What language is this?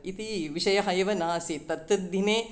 Sanskrit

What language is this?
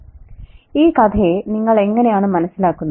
Malayalam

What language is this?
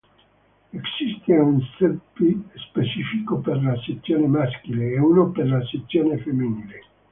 Italian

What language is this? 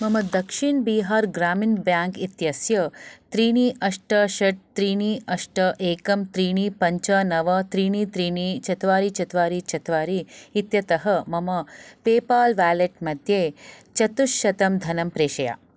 Sanskrit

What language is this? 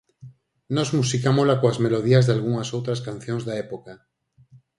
Galician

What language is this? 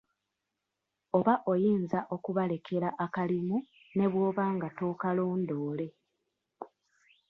Ganda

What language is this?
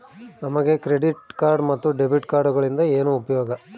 Kannada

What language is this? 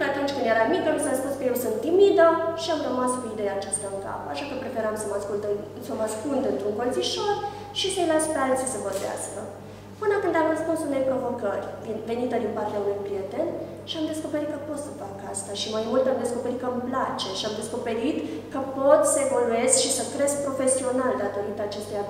Romanian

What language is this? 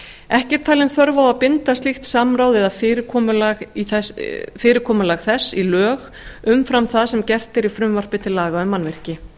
Icelandic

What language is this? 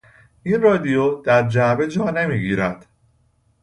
Persian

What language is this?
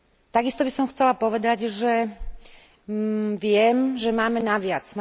Slovak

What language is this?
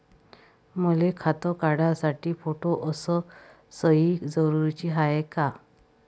Marathi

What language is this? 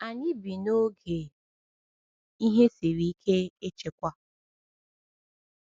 Igbo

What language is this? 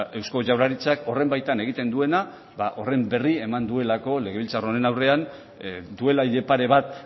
Basque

